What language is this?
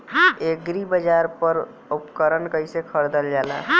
Bhojpuri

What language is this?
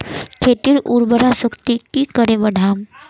Magahi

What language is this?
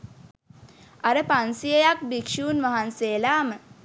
Sinhala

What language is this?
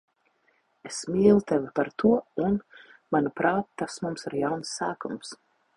Latvian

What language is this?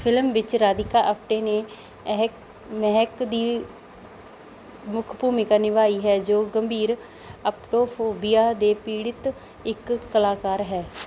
Punjabi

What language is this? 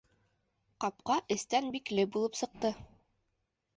Bashkir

